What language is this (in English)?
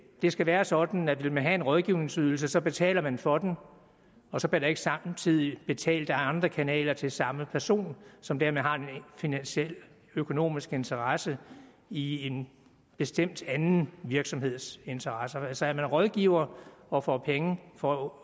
Danish